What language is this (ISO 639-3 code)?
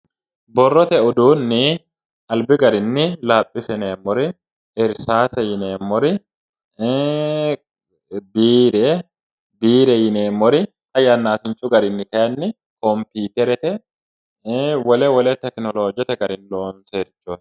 sid